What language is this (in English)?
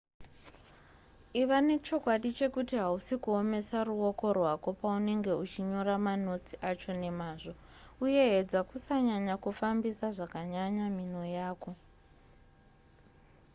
Shona